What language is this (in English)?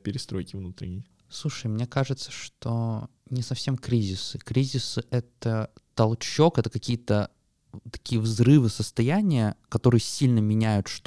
Russian